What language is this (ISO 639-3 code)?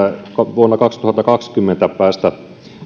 fin